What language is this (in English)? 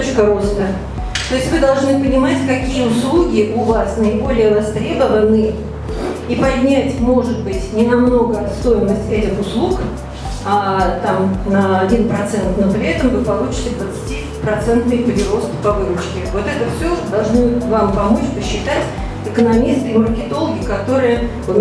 Russian